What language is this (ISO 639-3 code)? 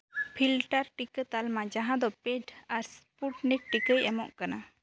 sat